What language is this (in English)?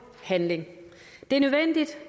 Danish